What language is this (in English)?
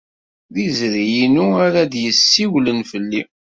Kabyle